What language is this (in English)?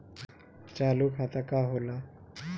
Bhojpuri